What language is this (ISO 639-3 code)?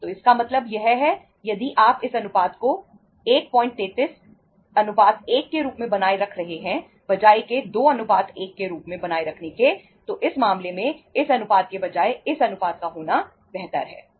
hin